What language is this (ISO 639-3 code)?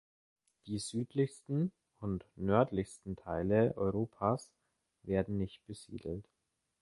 deu